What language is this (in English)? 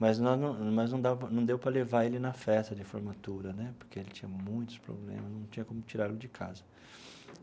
Portuguese